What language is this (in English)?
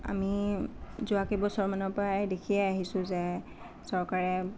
Assamese